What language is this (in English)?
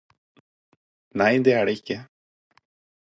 Norwegian Bokmål